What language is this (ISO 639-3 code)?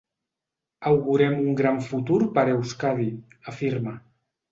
cat